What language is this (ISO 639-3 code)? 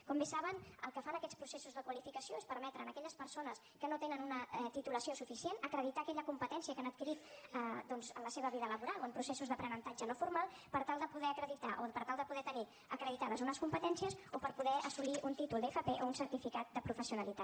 cat